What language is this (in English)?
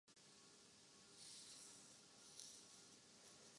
Urdu